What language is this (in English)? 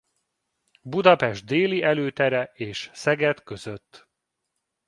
Hungarian